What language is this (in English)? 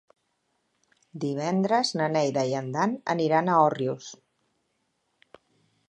Catalan